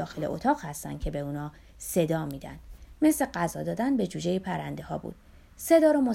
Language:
Persian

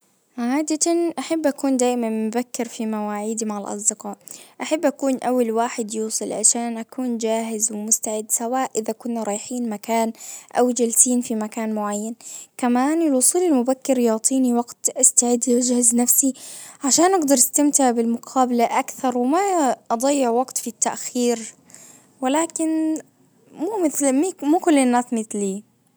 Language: Najdi Arabic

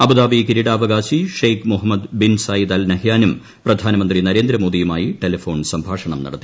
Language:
Malayalam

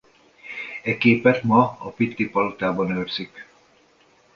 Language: Hungarian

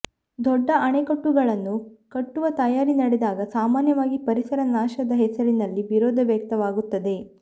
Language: Kannada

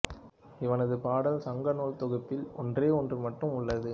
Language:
Tamil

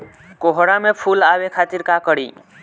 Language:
Bhojpuri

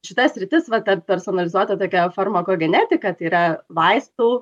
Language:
Lithuanian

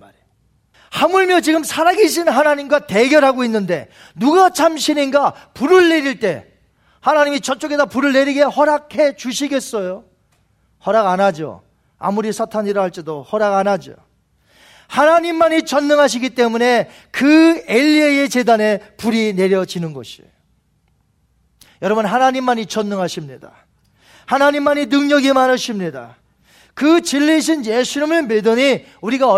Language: Korean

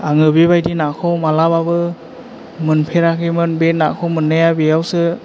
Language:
Bodo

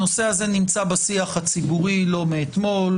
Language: Hebrew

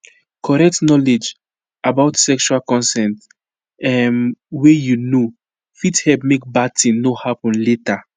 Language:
Nigerian Pidgin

